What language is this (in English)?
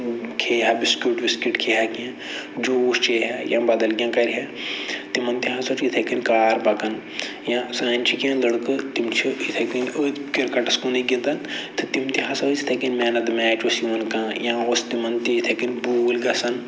Kashmiri